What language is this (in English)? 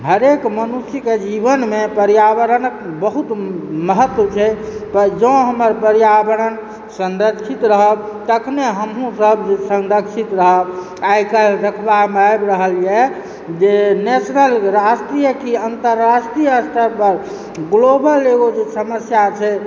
Maithili